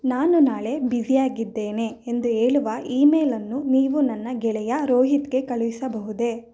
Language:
Kannada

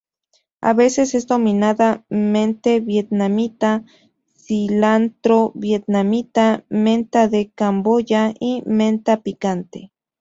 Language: Spanish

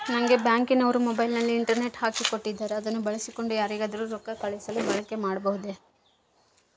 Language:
Kannada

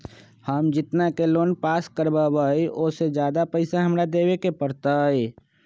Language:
Magahi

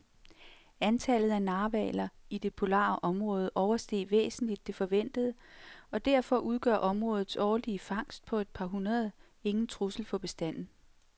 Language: Danish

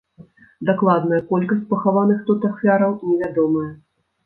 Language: Belarusian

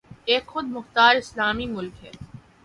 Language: Urdu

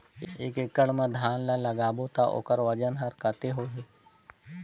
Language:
Chhattisgarhi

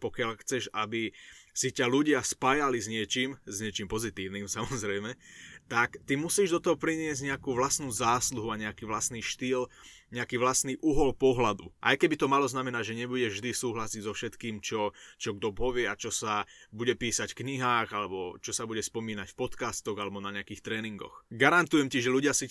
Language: Slovak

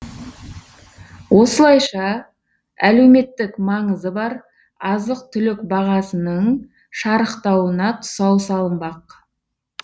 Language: Kazakh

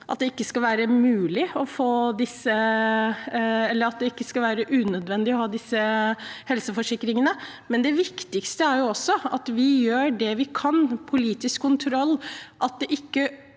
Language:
Norwegian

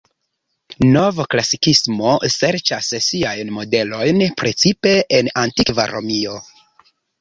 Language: Esperanto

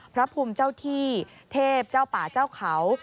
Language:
Thai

